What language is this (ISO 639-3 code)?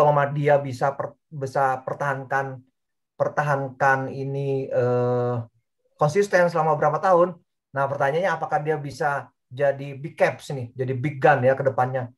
ind